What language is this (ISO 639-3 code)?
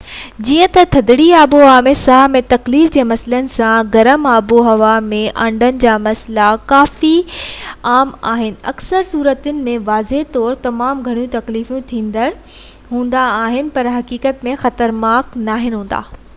snd